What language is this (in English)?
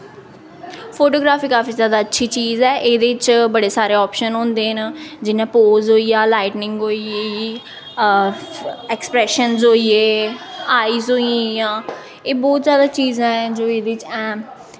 Dogri